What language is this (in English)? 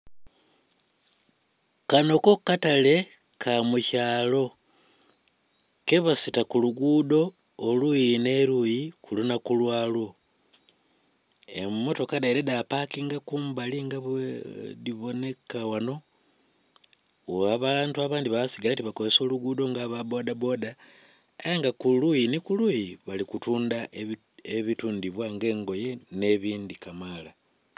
Soga